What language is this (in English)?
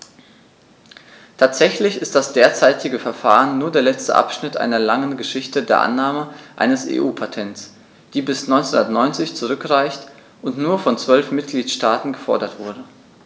German